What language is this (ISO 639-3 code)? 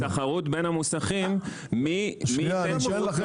heb